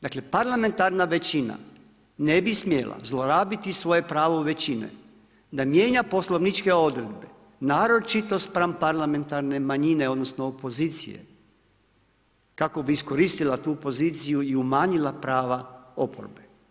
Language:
Croatian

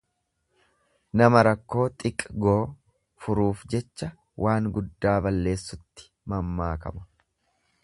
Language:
Oromo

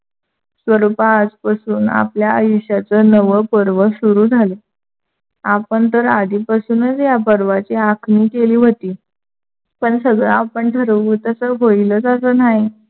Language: Marathi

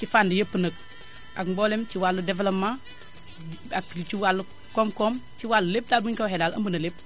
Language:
Wolof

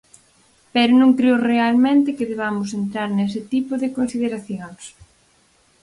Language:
Galician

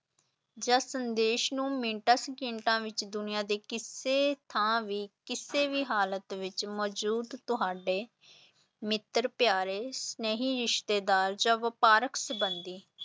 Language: Punjabi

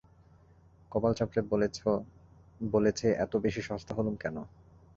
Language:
Bangla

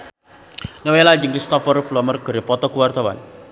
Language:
Sundanese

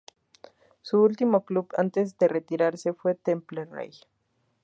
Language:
Spanish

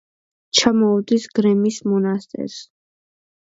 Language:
Georgian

